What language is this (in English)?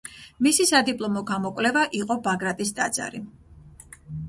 Georgian